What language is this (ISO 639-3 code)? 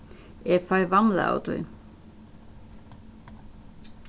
fao